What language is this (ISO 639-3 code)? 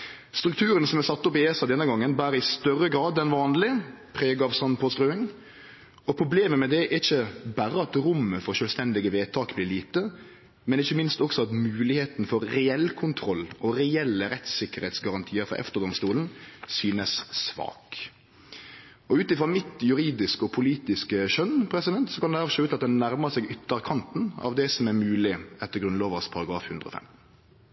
nno